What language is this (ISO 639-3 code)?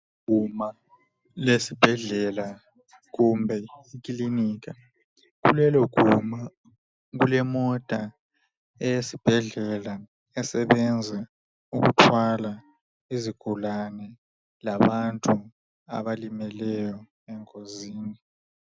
nde